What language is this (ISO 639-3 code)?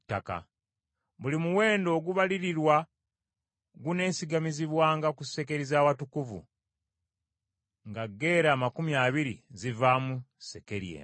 lug